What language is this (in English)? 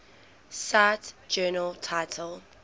English